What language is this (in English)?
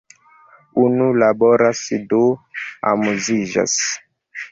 Esperanto